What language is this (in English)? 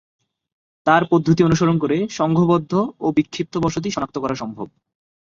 Bangla